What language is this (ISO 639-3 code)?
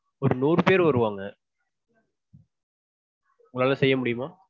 tam